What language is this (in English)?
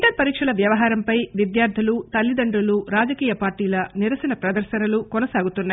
Telugu